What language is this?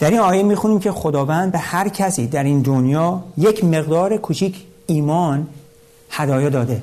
Persian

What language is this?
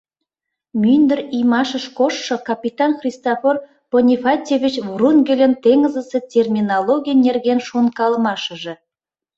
Mari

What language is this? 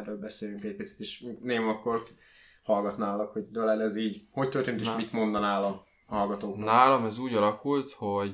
Hungarian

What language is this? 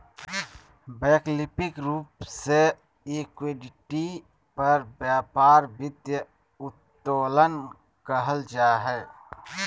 Magahi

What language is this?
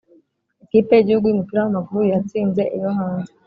Kinyarwanda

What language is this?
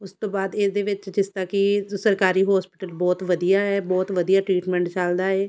Punjabi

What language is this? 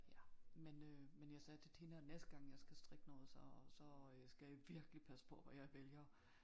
Danish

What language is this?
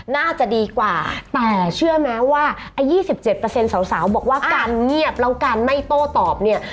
Thai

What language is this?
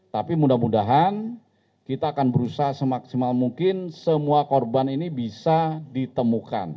Indonesian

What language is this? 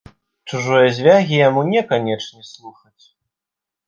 Belarusian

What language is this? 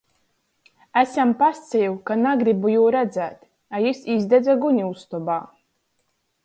Latgalian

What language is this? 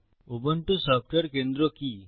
Bangla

